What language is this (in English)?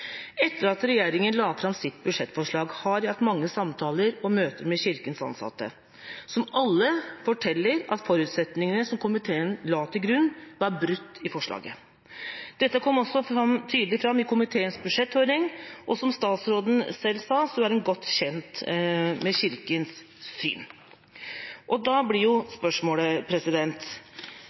Norwegian Bokmål